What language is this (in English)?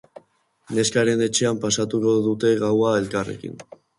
Basque